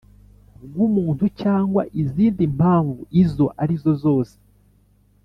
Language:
Kinyarwanda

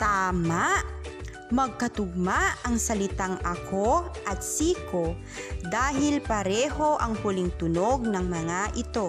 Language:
Filipino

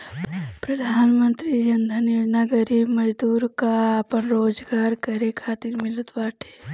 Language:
Bhojpuri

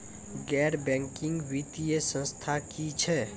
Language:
Maithili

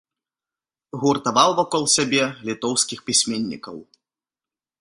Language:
Belarusian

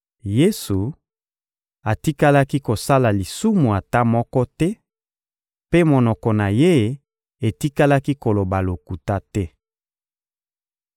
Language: Lingala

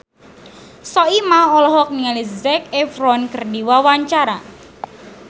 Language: Sundanese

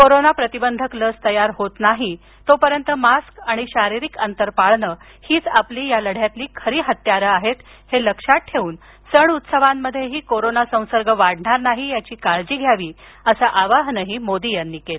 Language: Marathi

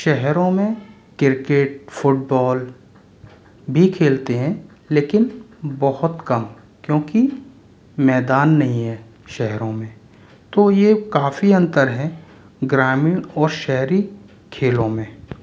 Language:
Hindi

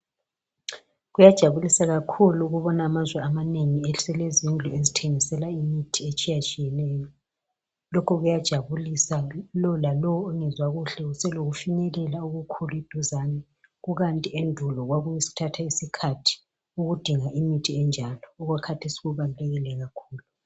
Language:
North Ndebele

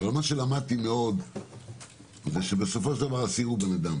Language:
Hebrew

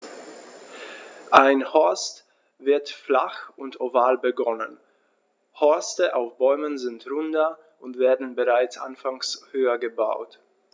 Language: German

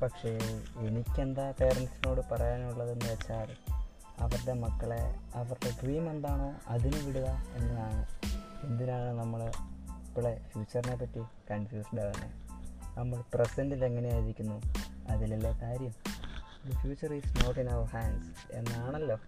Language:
Malayalam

